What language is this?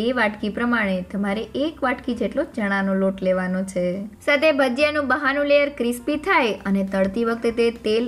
Hindi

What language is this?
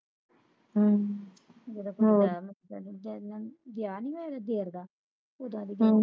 Punjabi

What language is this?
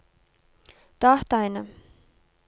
Norwegian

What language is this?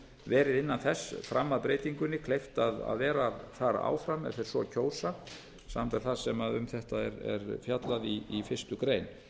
Icelandic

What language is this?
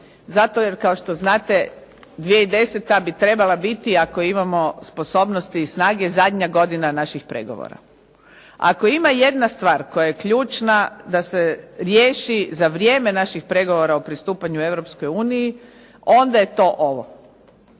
Croatian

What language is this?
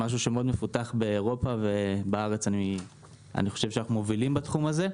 Hebrew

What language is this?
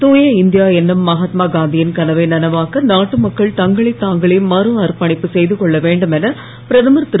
Tamil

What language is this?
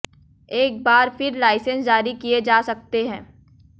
Hindi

